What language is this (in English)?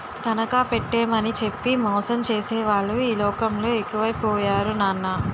Telugu